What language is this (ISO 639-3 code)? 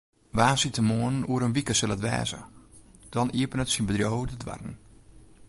fry